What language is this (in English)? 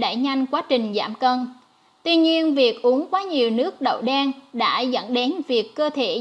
Vietnamese